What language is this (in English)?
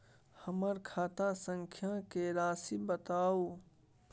Maithili